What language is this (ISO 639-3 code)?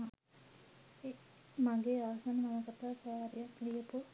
sin